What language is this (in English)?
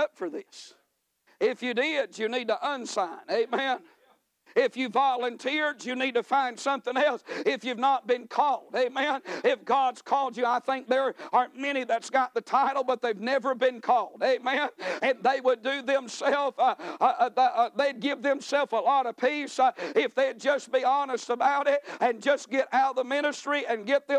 English